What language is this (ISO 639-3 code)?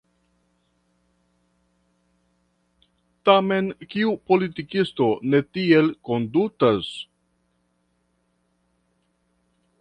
epo